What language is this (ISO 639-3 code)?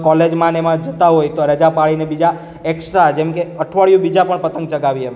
guj